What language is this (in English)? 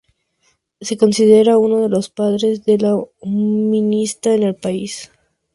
Spanish